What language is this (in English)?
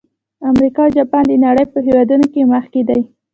Pashto